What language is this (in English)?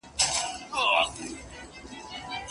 Pashto